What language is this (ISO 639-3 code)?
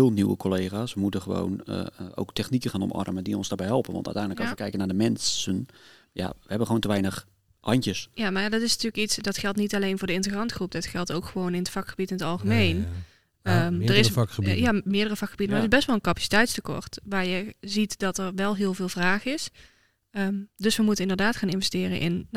nld